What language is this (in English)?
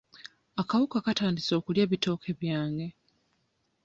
Ganda